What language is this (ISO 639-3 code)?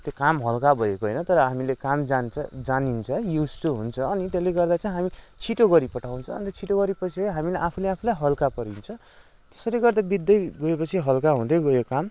nep